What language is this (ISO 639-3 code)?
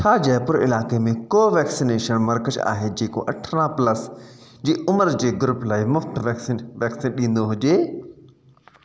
snd